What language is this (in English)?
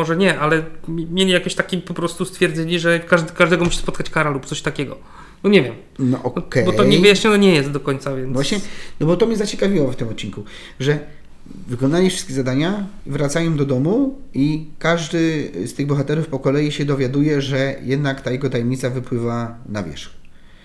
Polish